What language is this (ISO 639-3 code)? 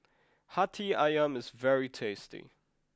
eng